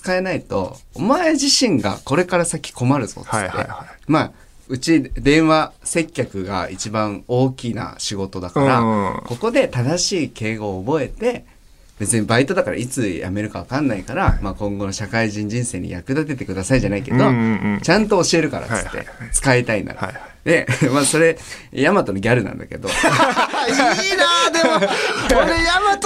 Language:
Japanese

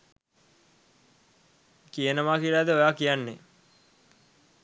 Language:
Sinhala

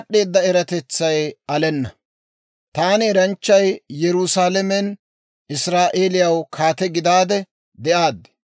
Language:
Dawro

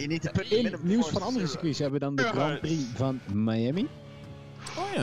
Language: Dutch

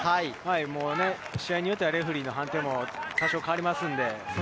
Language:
Japanese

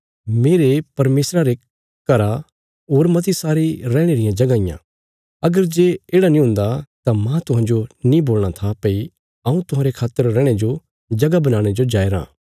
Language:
Bilaspuri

